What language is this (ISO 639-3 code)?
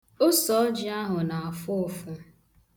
ibo